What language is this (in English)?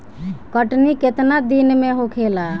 Bhojpuri